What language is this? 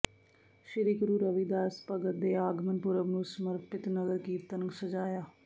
Punjabi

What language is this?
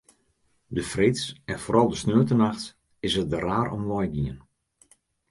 Western Frisian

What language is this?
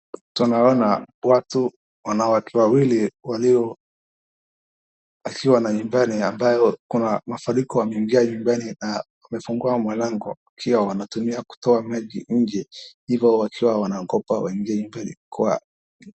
Swahili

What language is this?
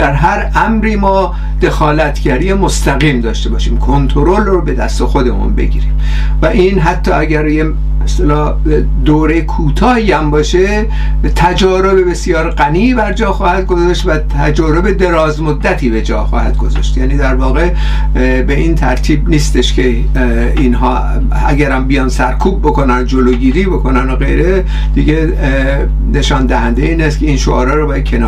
Persian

